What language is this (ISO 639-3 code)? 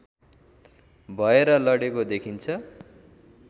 nep